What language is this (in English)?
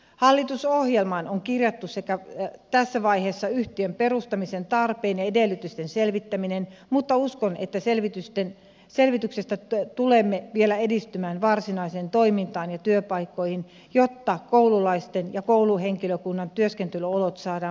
Finnish